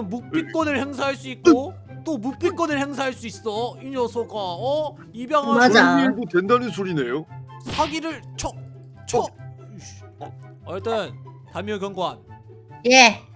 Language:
Korean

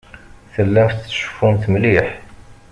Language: Kabyle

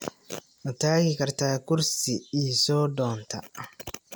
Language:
Somali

